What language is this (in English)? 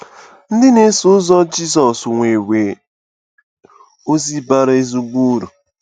Igbo